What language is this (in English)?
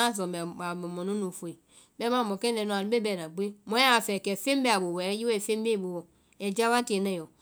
Vai